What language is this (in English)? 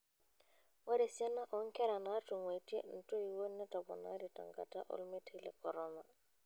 Masai